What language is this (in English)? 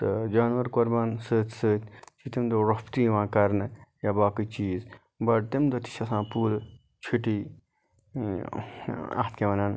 Kashmiri